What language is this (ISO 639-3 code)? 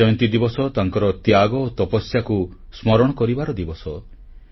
ori